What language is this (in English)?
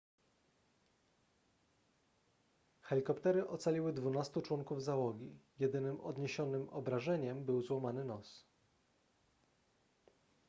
Polish